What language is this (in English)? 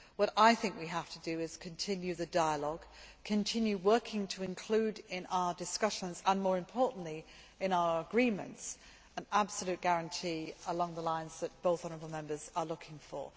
English